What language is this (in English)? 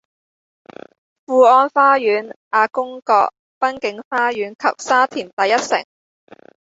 Cantonese